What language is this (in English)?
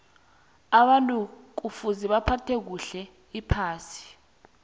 South Ndebele